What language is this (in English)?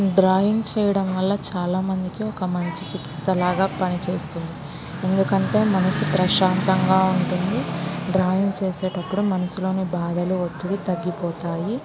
Telugu